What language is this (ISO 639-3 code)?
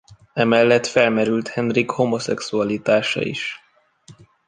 hun